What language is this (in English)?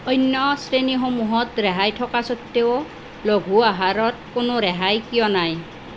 Assamese